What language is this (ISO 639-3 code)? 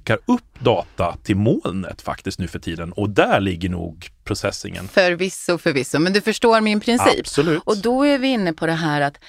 swe